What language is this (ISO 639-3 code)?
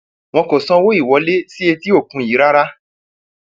yor